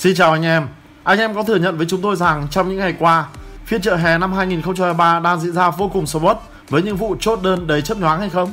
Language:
Vietnamese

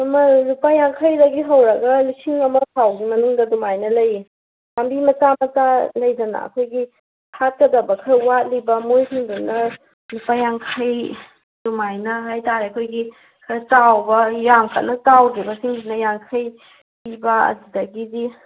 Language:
Manipuri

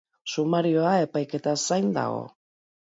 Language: Basque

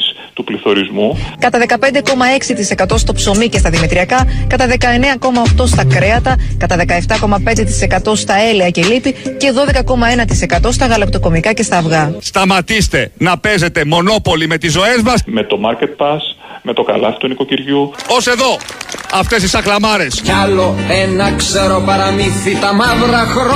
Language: Greek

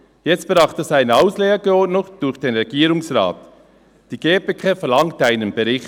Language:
Swiss German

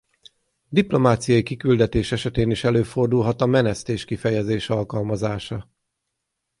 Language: Hungarian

